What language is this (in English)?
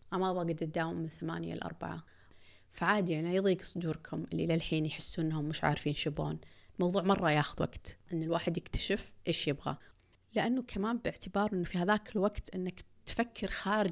Arabic